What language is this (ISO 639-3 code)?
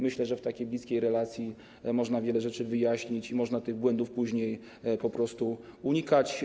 pol